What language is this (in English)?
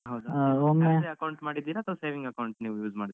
Kannada